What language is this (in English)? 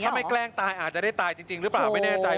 Thai